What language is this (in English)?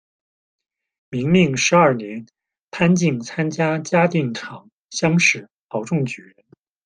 Chinese